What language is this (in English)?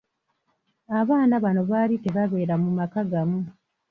Ganda